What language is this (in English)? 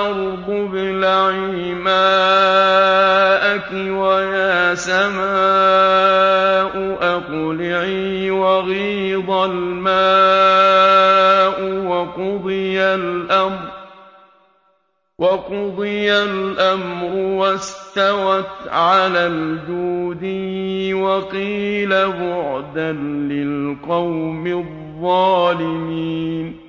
Arabic